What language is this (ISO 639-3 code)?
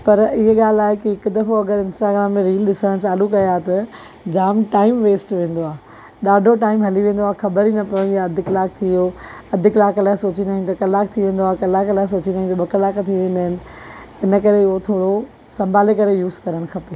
snd